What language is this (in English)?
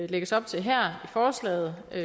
Danish